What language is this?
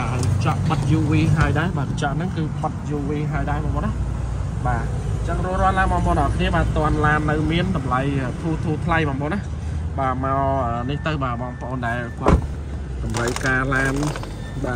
Vietnamese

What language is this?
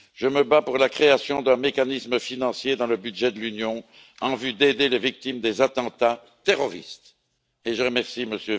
French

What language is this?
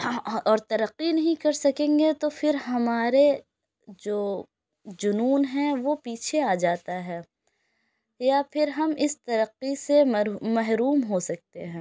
Urdu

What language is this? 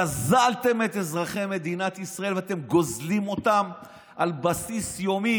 Hebrew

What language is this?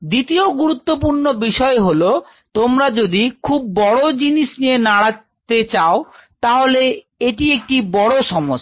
Bangla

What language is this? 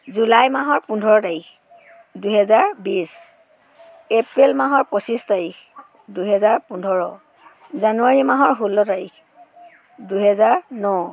Assamese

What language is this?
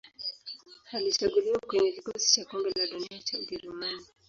Swahili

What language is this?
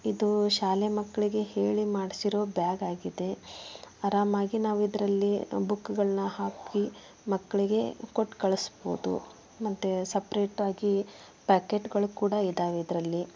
Kannada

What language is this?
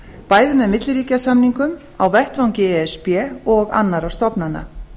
Icelandic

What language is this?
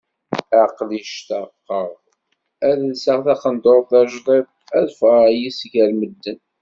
Kabyle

